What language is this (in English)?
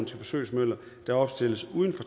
Danish